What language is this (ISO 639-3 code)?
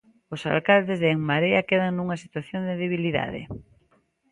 glg